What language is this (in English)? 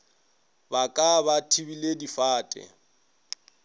Northern Sotho